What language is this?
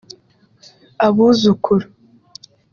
Kinyarwanda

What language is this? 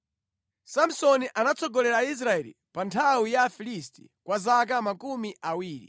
Nyanja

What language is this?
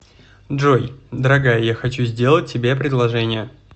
Russian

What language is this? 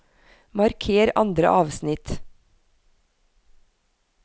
Norwegian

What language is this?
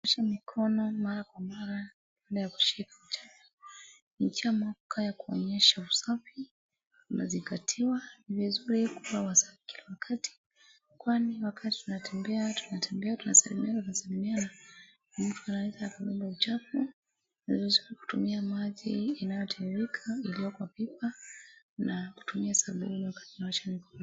Swahili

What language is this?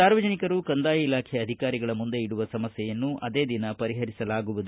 Kannada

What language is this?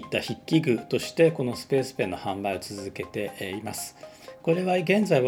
Japanese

